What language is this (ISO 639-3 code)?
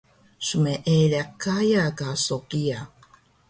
trv